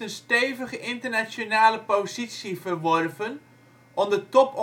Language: Dutch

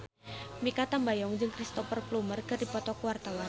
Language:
Sundanese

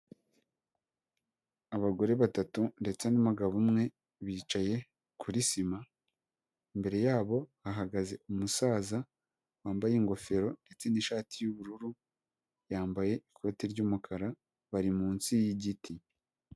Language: Kinyarwanda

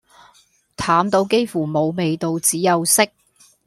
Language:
Cantonese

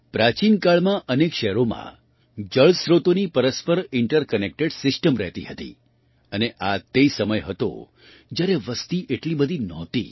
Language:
Gujarati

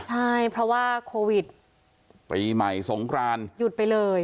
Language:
Thai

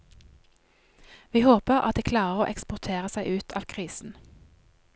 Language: Norwegian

